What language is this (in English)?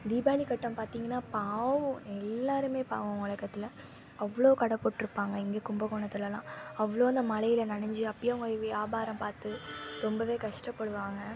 Tamil